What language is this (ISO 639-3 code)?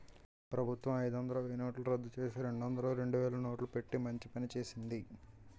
tel